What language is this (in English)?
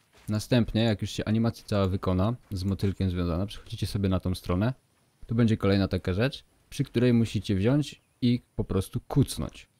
Polish